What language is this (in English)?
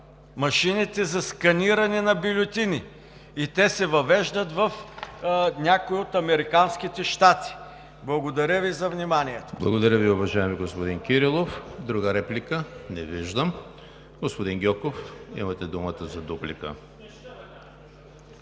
Bulgarian